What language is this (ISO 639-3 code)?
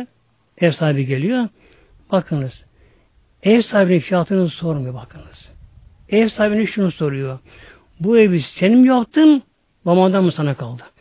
tur